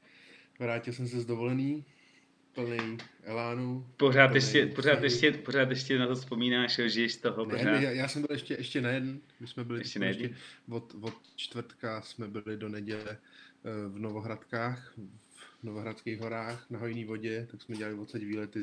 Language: Czech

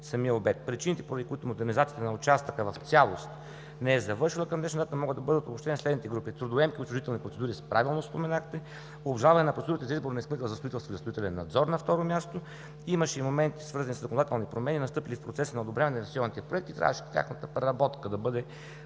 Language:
Bulgarian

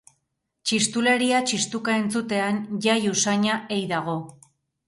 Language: Basque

